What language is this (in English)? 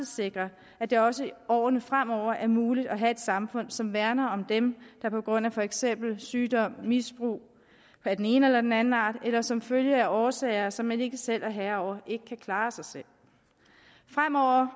Danish